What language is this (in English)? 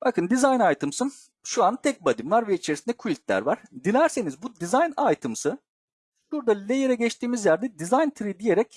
Turkish